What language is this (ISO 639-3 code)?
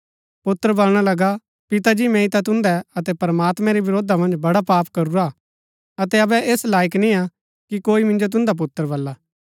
gbk